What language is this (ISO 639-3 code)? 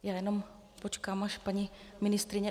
ces